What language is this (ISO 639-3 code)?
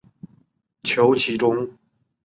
zho